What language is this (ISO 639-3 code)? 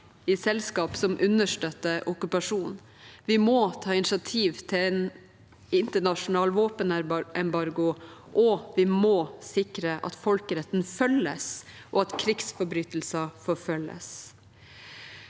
nor